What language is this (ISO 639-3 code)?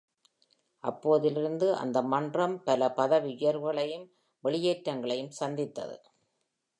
tam